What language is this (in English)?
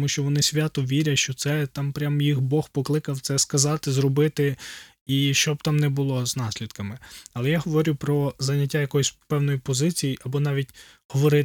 Ukrainian